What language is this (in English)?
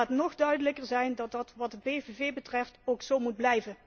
Dutch